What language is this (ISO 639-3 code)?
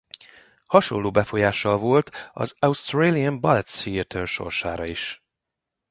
hun